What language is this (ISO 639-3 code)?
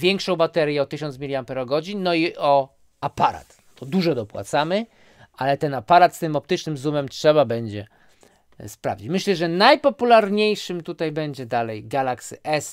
pol